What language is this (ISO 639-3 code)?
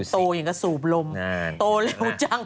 tha